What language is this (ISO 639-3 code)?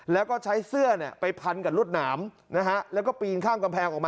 tha